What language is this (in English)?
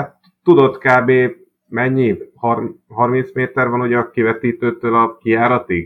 Hungarian